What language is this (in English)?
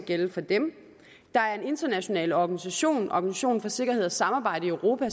Danish